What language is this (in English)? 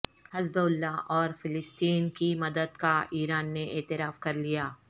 Urdu